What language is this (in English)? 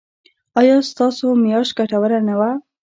Pashto